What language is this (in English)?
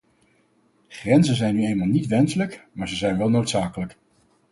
Dutch